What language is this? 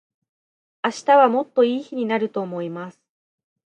Japanese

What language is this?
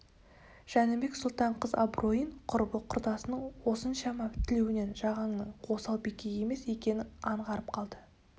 Kazakh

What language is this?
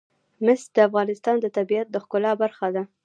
Pashto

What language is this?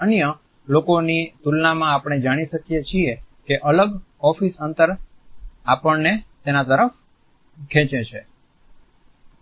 Gujarati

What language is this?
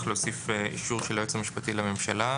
Hebrew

